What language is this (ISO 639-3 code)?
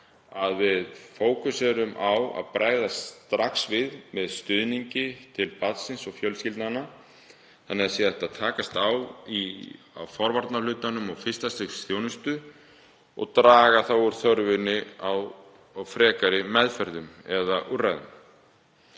isl